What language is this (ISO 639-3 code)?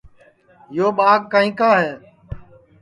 ssi